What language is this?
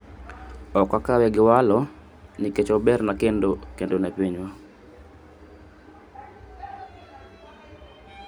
Luo (Kenya and Tanzania)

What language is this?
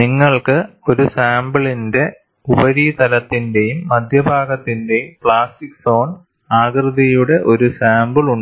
Malayalam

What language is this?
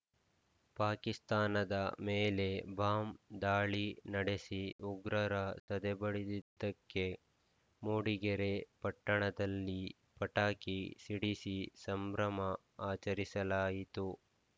Kannada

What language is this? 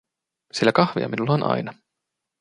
Finnish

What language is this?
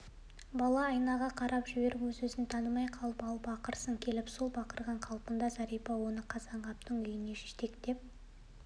Kazakh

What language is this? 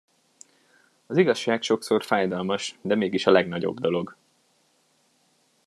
Hungarian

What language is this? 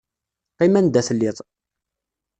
Kabyle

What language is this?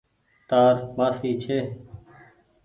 Goaria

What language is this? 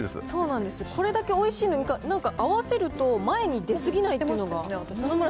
Japanese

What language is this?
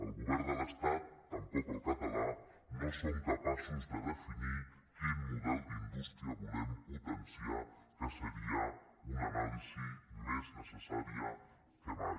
Catalan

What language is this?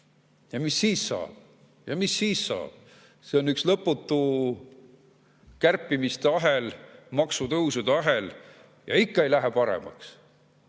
Estonian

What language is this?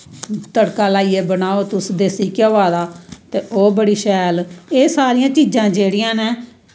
Dogri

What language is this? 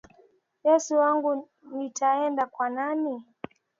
Swahili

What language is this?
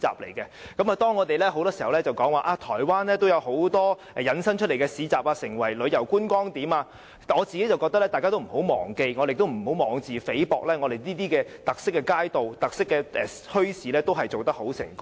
Cantonese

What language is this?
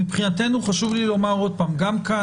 Hebrew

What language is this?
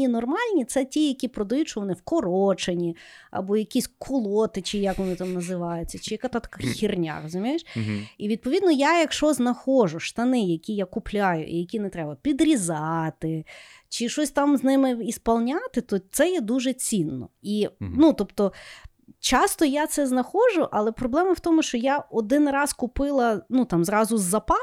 Ukrainian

